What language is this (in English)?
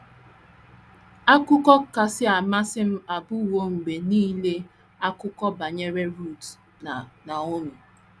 Igbo